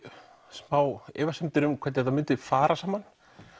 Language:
Icelandic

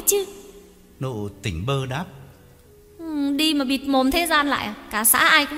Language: Vietnamese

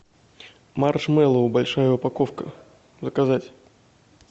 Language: Russian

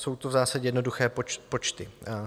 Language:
Czech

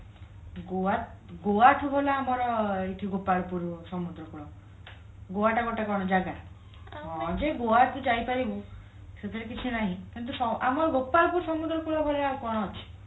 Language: Odia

